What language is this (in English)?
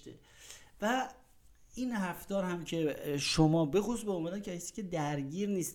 Persian